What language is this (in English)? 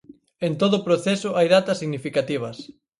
Galician